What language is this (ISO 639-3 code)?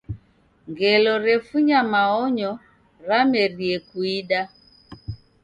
dav